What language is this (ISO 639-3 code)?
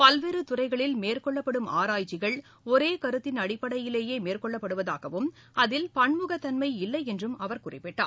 tam